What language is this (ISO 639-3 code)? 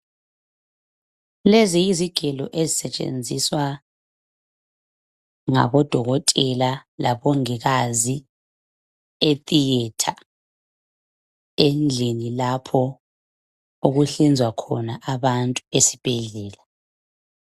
nde